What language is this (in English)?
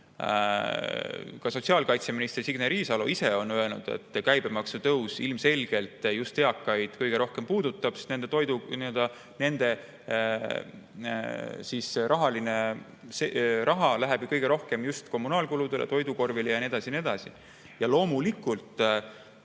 Estonian